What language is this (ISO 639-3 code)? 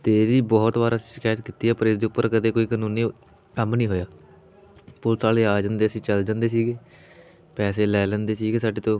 pan